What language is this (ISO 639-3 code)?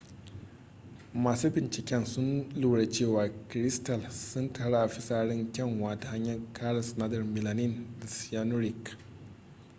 hau